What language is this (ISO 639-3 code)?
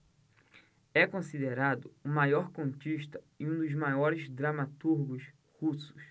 por